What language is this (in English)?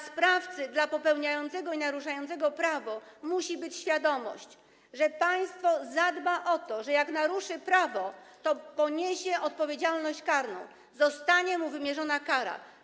Polish